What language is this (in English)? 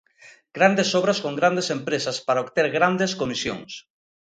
Galician